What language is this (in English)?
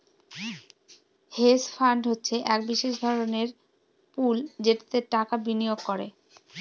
Bangla